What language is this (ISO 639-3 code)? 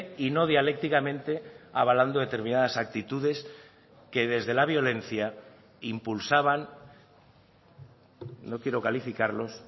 spa